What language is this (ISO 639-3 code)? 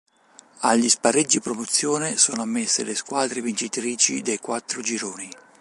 ita